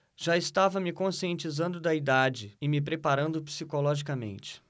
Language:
Portuguese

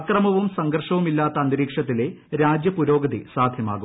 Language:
Malayalam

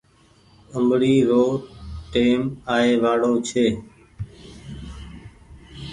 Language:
Goaria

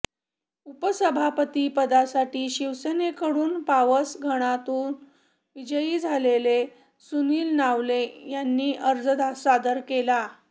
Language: Marathi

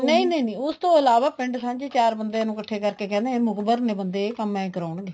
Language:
Punjabi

